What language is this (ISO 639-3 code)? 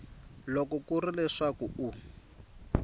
tso